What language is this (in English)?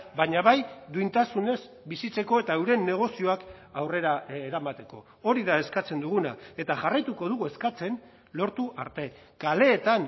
Basque